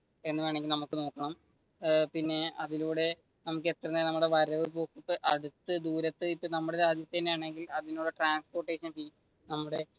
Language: Malayalam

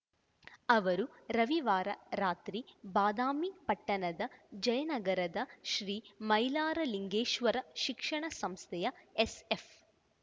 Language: Kannada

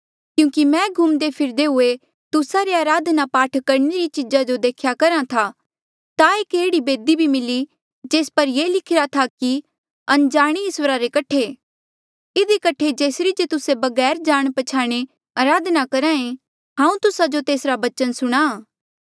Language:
Mandeali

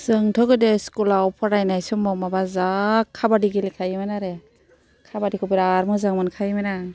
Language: Bodo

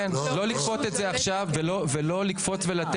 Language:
Hebrew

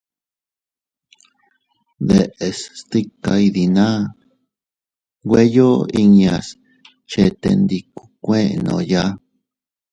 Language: Teutila Cuicatec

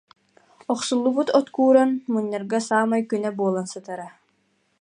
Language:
Yakut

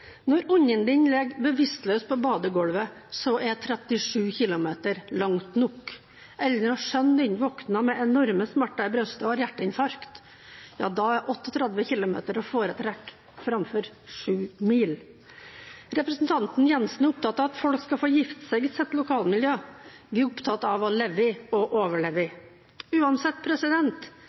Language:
Norwegian Bokmål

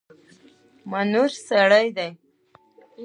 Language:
Pashto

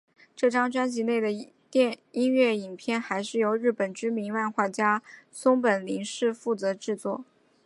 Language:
Chinese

